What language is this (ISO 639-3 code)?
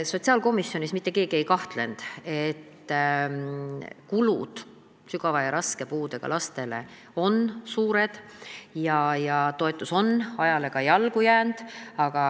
est